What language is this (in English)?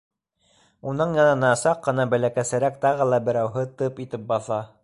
Bashkir